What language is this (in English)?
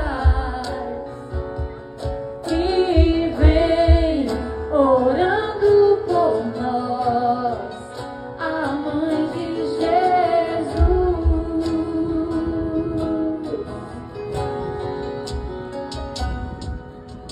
Romanian